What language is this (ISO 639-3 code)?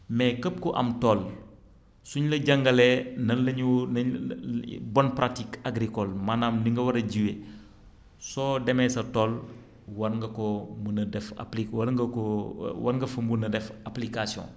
wol